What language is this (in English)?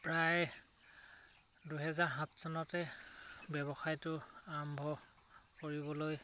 Assamese